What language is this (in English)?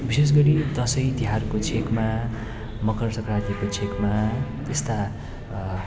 Nepali